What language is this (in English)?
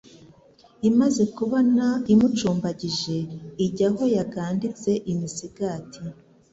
Kinyarwanda